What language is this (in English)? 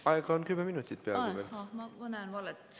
Estonian